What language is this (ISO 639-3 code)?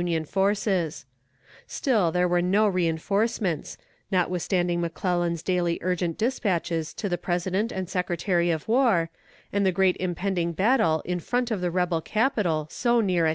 eng